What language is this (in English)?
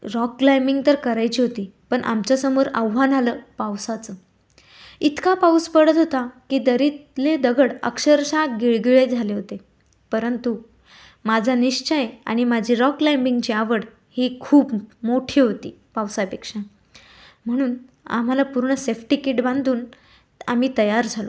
Marathi